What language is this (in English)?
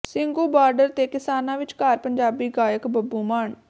Punjabi